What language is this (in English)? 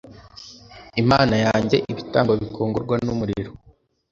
Kinyarwanda